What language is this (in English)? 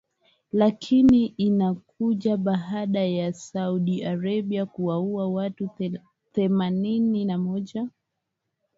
Swahili